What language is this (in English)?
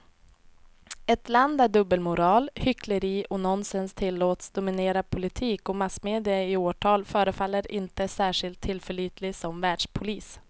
Swedish